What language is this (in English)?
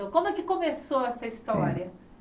Portuguese